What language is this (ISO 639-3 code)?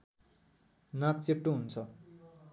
nep